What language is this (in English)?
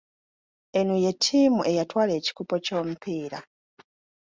Ganda